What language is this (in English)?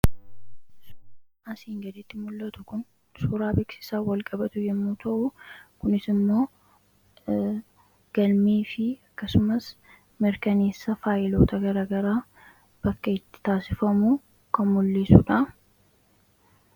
Oromo